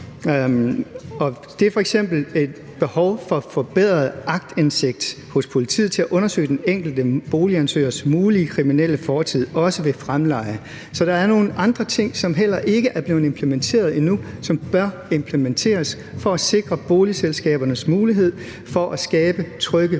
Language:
Danish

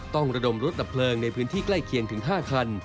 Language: Thai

